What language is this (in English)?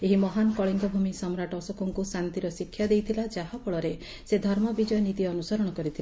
Odia